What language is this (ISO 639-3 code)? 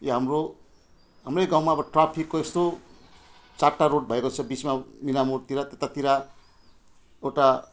nep